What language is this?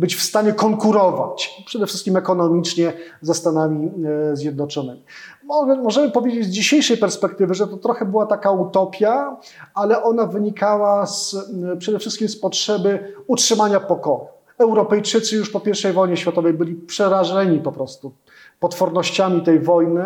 Polish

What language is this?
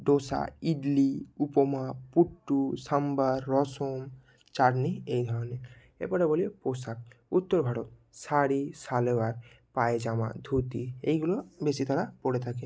Bangla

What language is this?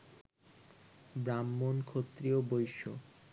Bangla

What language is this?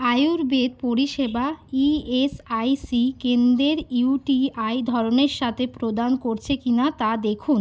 Bangla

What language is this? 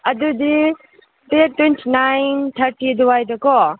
Manipuri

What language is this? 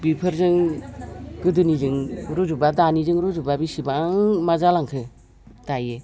Bodo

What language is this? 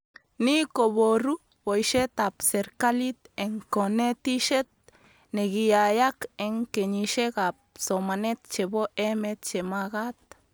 Kalenjin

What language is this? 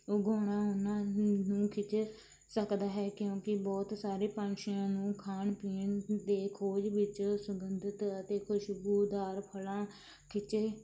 Punjabi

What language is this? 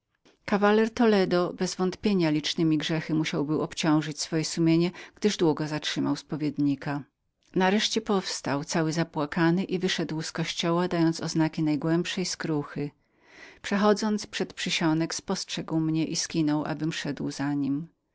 Polish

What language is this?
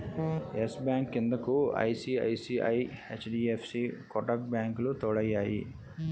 Telugu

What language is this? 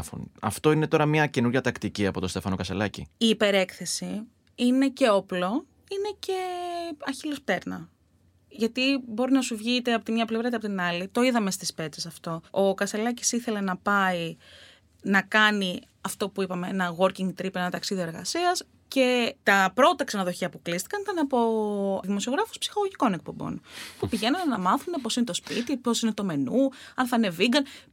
Greek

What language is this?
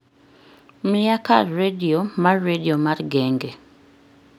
Luo (Kenya and Tanzania)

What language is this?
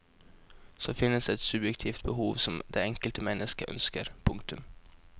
Norwegian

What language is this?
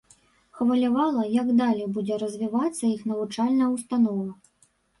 Belarusian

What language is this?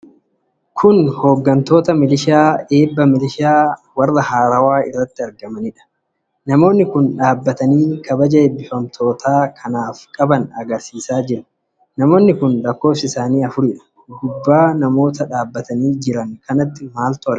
Oromo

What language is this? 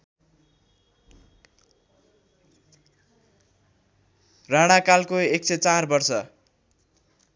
Nepali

